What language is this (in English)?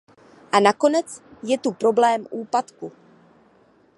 Czech